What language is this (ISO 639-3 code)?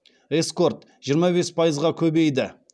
kaz